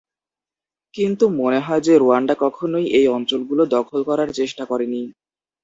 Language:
Bangla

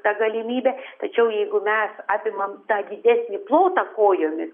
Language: Lithuanian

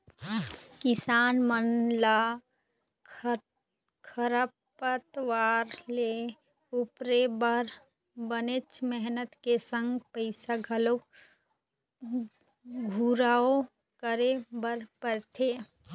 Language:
Chhattisgarhi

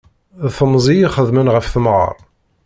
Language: Kabyle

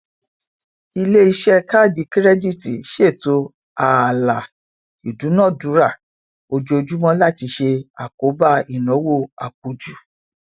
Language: Yoruba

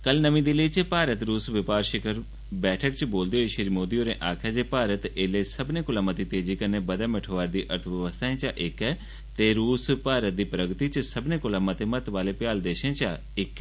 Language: Dogri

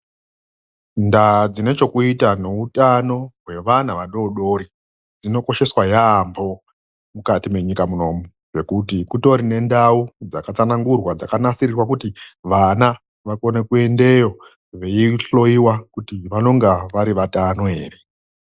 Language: Ndau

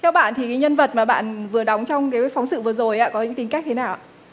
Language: Vietnamese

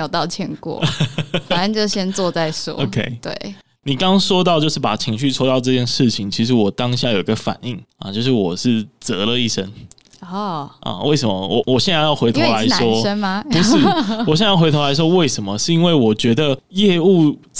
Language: Chinese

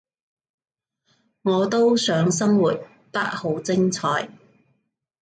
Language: Cantonese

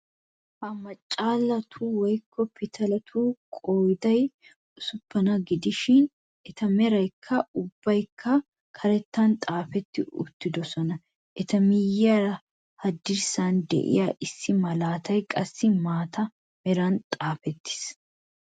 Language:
Wolaytta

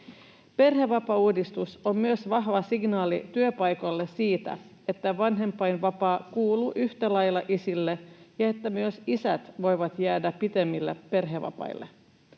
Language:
Finnish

